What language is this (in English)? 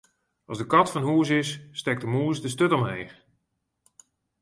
Western Frisian